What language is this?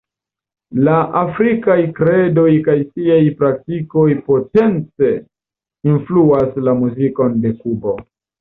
Esperanto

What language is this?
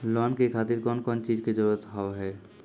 Maithili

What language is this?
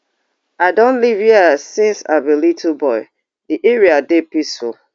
Nigerian Pidgin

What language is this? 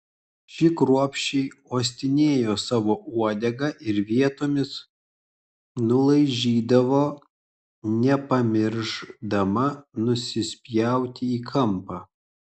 Lithuanian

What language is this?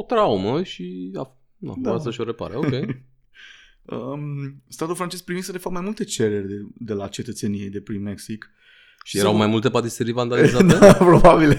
Romanian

